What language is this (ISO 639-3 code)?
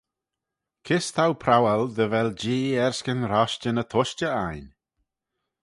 glv